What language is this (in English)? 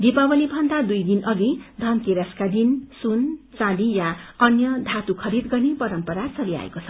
Nepali